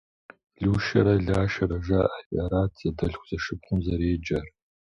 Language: Kabardian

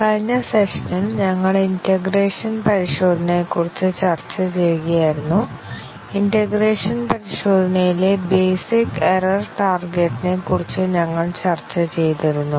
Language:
Malayalam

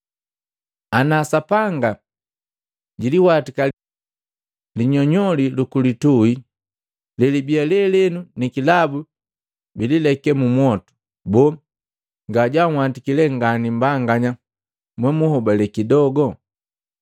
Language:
Matengo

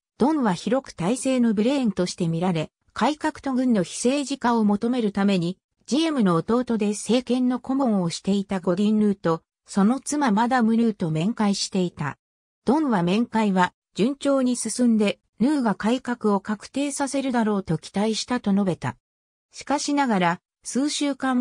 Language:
Japanese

